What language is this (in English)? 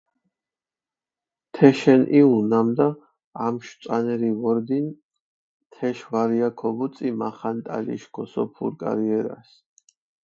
Mingrelian